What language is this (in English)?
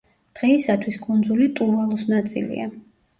Georgian